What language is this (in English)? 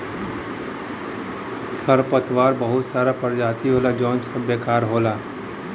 Bhojpuri